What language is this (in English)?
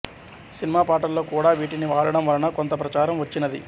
Telugu